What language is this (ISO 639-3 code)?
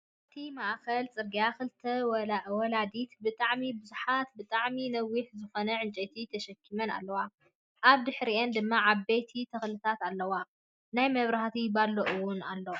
tir